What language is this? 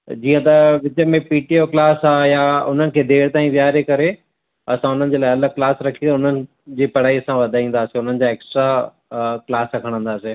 Sindhi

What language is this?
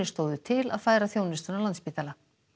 Icelandic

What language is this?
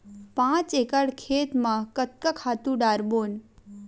Chhattisgarhi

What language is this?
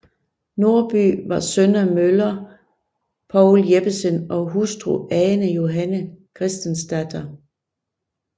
Danish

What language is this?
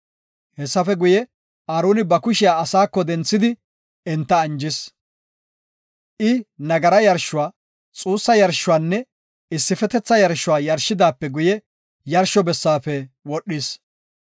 Gofa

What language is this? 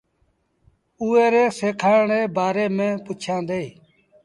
Sindhi Bhil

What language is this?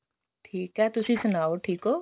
Punjabi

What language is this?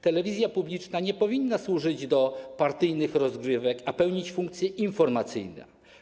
Polish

